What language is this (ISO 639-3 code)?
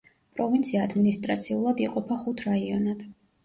kat